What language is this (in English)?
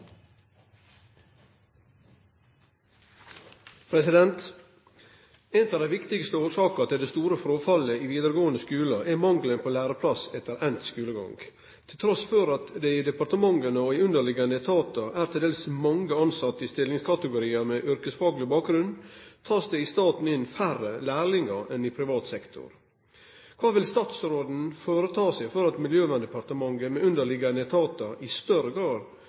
Norwegian Bokmål